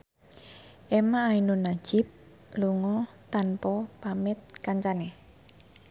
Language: Javanese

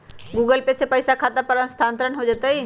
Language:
Magahi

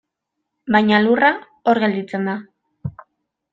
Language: Basque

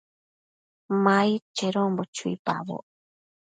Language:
Matsés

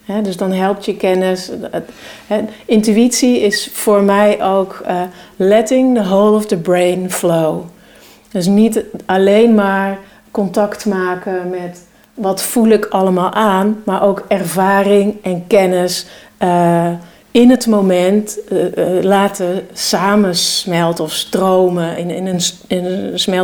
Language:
Dutch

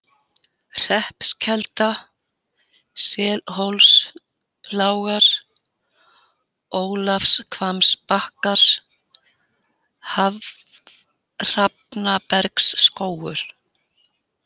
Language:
Icelandic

